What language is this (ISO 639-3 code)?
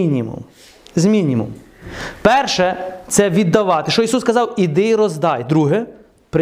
ukr